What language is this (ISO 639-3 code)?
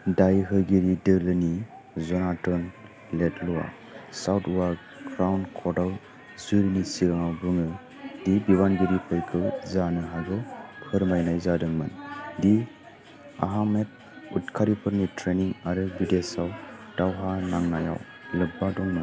brx